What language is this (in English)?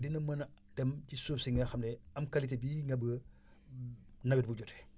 Wolof